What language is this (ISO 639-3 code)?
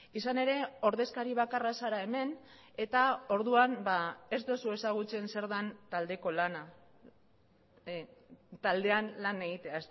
eus